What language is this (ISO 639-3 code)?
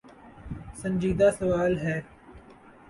urd